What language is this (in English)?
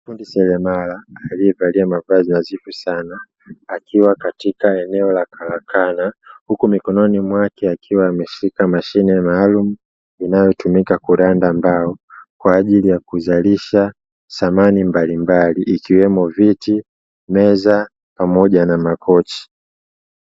Swahili